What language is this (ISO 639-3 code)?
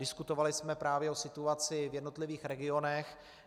ces